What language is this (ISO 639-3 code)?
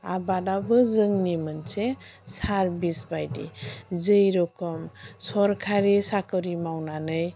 brx